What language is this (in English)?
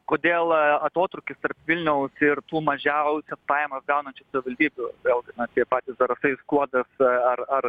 Lithuanian